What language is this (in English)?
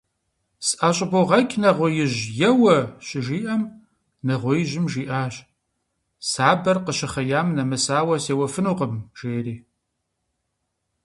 Kabardian